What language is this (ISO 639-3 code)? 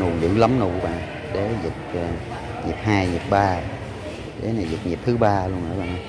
vie